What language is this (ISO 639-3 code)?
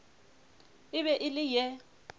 nso